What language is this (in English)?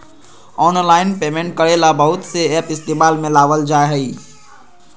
Magahi